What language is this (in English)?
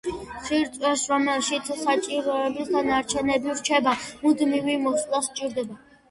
Georgian